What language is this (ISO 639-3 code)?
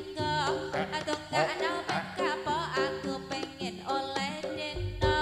ind